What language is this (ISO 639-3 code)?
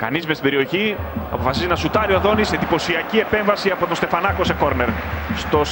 ell